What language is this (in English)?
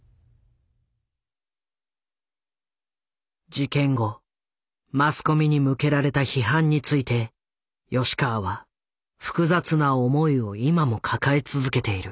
Japanese